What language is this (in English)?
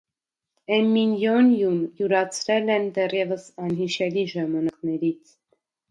Armenian